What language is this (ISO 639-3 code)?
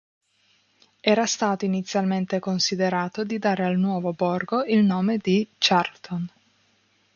ita